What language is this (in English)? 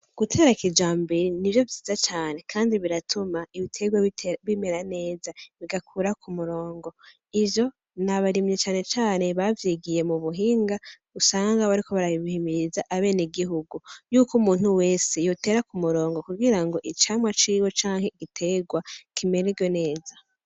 Rundi